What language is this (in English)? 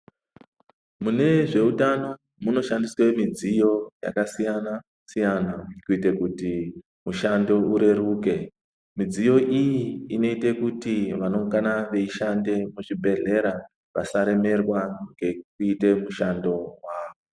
Ndau